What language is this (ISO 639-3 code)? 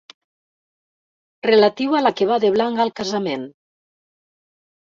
cat